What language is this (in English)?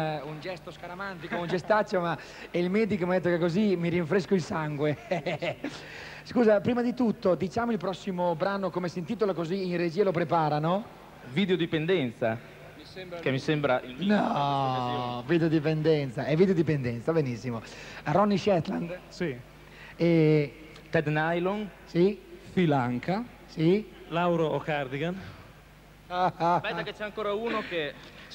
Italian